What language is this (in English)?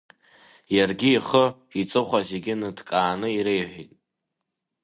Abkhazian